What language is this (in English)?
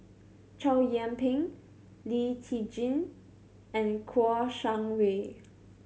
English